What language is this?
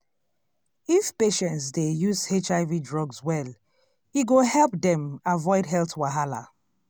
Nigerian Pidgin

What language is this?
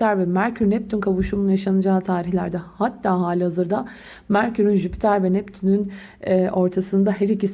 Turkish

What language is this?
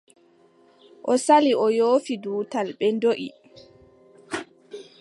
Adamawa Fulfulde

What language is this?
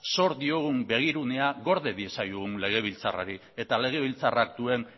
Basque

